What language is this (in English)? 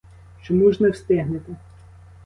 Ukrainian